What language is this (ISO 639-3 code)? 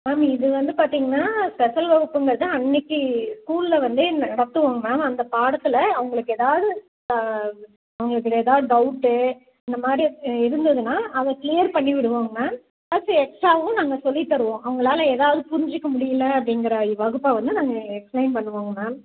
tam